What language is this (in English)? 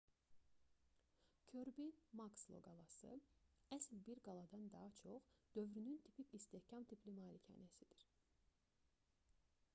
Azerbaijani